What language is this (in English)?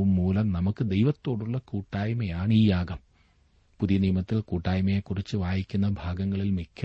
Malayalam